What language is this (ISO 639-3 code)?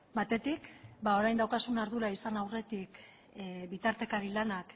eus